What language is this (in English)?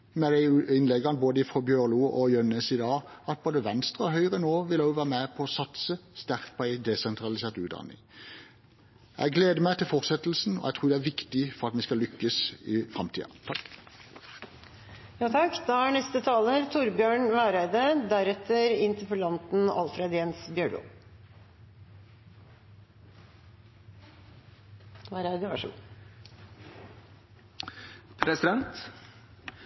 Norwegian